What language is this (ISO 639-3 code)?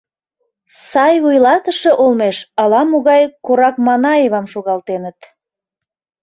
chm